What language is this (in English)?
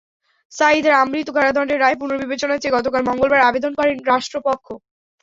Bangla